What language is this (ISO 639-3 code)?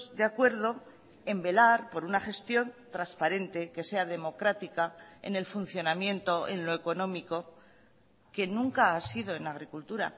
spa